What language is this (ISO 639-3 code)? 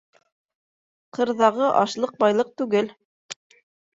bak